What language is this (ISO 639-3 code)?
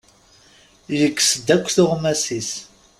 kab